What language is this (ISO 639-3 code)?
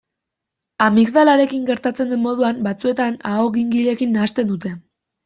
eus